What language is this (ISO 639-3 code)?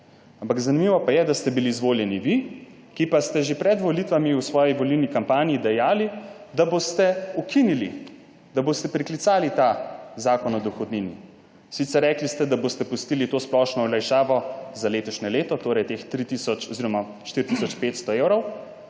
slv